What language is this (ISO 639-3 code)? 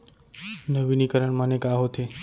hne